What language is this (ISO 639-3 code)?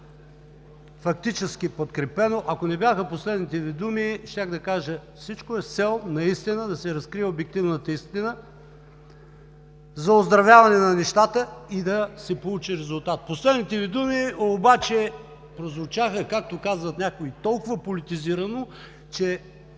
bul